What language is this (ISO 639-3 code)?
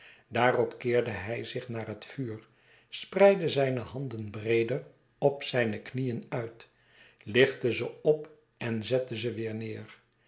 nld